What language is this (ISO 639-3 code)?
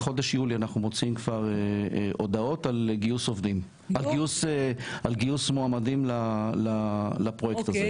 heb